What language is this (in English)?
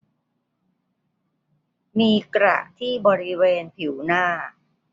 Thai